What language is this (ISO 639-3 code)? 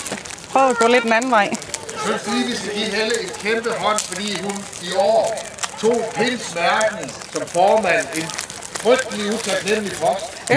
dan